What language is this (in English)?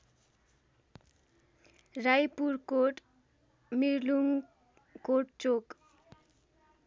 Nepali